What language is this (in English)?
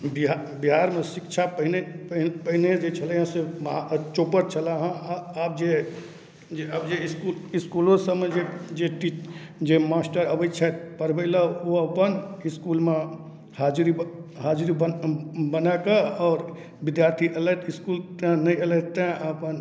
Maithili